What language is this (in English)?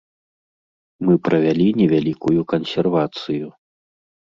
Belarusian